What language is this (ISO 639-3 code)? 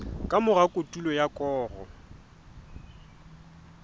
sot